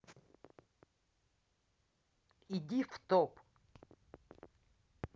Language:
Russian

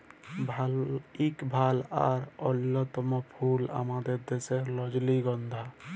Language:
Bangla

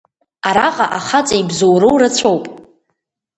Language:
Abkhazian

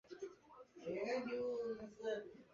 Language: Chinese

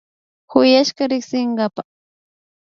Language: Imbabura Highland Quichua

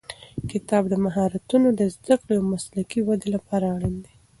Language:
Pashto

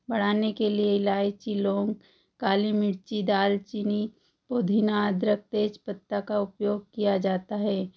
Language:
Hindi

